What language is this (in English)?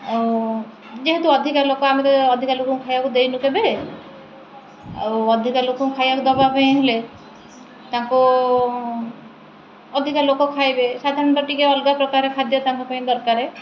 Odia